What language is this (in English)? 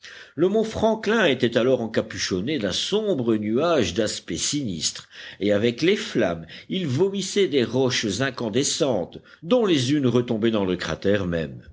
French